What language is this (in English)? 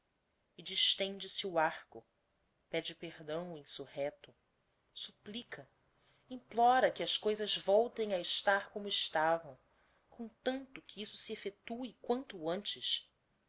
Portuguese